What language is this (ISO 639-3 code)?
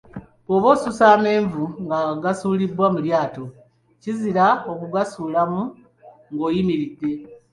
lug